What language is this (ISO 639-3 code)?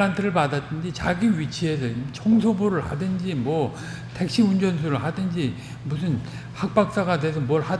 kor